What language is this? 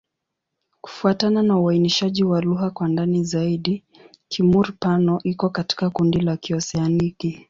Swahili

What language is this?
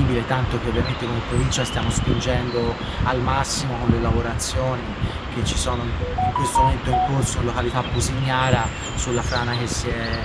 Italian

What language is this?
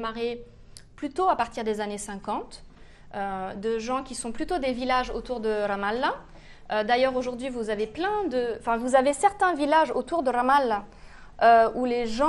French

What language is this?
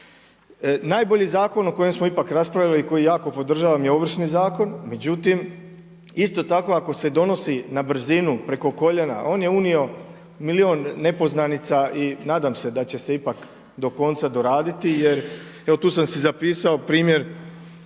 Croatian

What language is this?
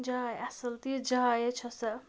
Kashmiri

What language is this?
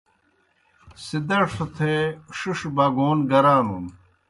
Kohistani Shina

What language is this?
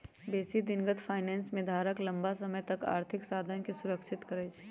Magahi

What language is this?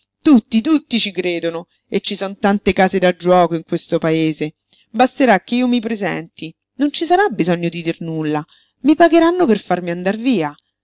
Italian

